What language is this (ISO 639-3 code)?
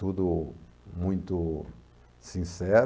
por